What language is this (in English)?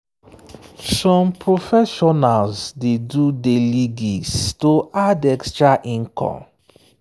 Nigerian Pidgin